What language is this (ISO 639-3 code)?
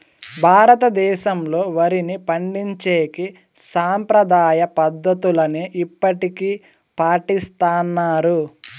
tel